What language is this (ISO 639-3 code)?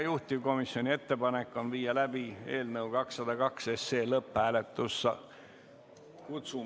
est